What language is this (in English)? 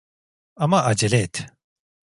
Turkish